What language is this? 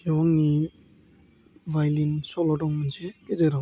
Bodo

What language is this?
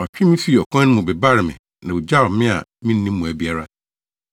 Akan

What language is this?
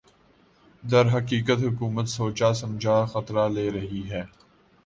Urdu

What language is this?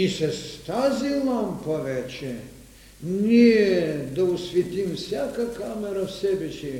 Bulgarian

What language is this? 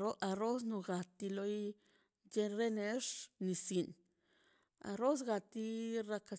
Mazaltepec Zapotec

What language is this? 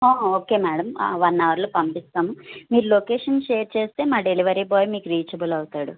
Telugu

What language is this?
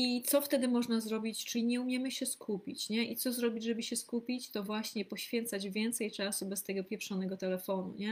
Polish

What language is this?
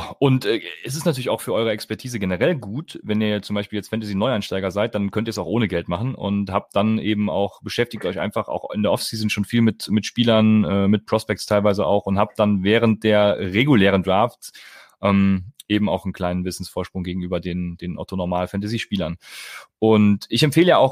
German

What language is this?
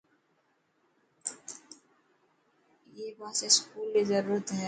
Dhatki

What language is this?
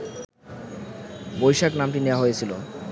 Bangla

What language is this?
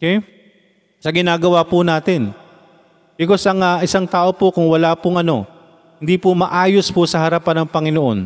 Filipino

